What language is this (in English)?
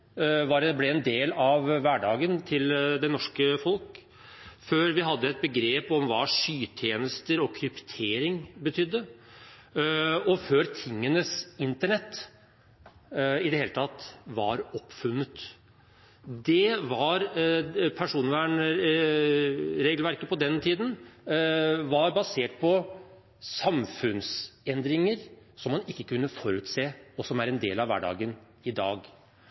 Norwegian Bokmål